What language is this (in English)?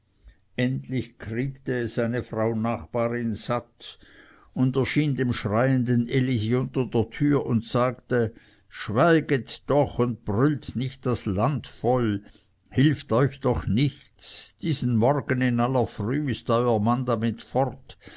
German